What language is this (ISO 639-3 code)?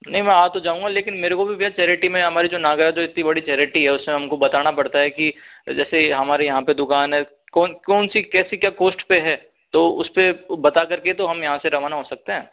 hin